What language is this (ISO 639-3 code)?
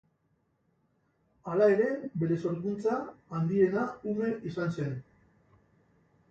eus